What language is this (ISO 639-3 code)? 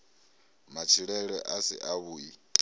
ven